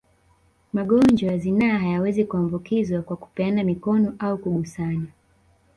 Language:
Swahili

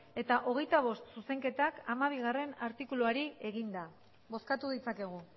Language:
Basque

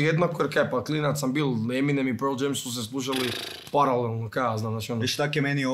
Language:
Croatian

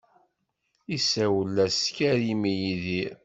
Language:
Kabyle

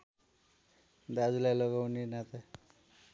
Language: Nepali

